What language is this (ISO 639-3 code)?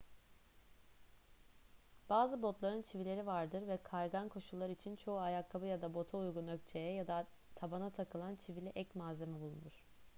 tur